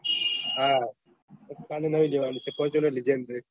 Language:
Gujarati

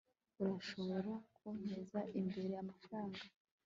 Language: Kinyarwanda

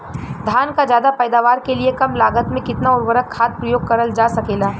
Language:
Bhojpuri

